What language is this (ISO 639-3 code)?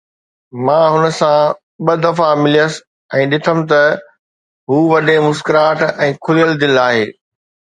snd